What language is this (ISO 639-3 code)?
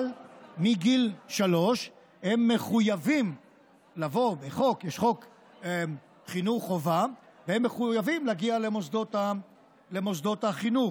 heb